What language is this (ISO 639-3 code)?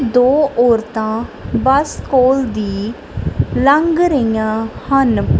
pan